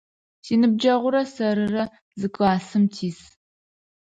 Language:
Adyghe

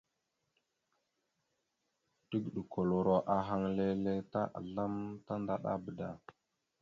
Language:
Mada (Cameroon)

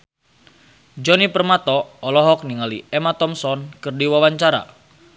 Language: Sundanese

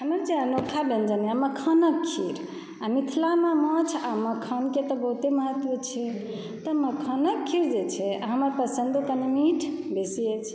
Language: Maithili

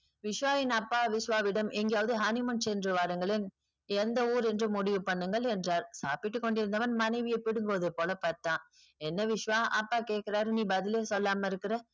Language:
Tamil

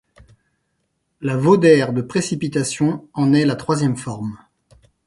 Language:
French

